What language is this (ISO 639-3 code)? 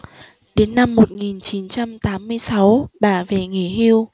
vie